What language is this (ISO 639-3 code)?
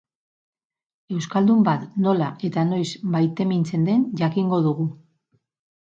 eus